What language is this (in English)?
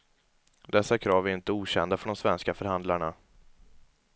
Swedish